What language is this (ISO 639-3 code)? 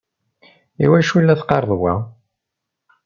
kab